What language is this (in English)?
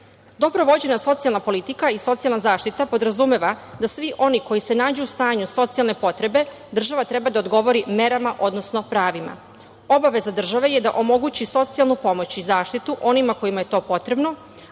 Serbian